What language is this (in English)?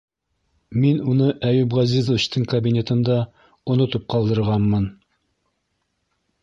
Bashkir